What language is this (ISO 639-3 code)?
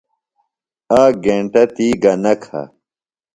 phl